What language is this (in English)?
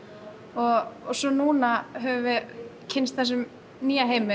Icelandic